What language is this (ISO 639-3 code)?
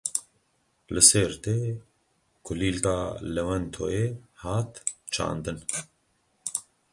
kur